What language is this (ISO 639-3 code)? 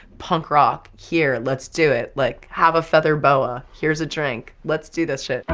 eng